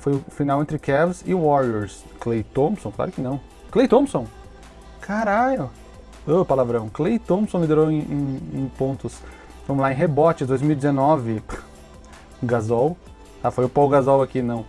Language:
Portuguese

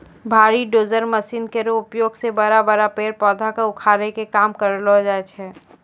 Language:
Maithili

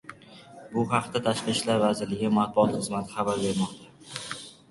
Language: Uzbek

